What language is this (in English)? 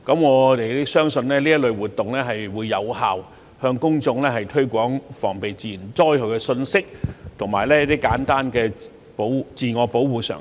Cantonese